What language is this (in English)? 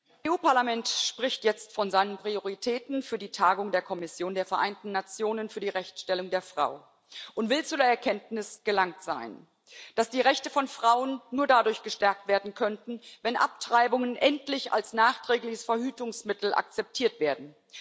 German